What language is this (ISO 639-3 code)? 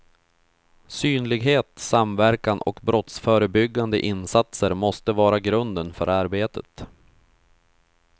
swe